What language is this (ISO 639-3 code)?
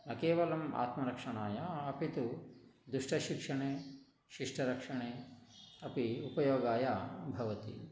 san